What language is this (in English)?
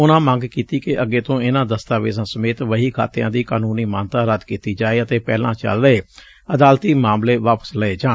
Punjabi